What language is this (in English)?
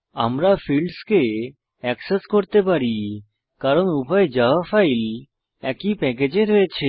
Bangla